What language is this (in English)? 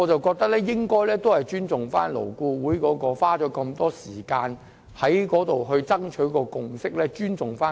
Cantonese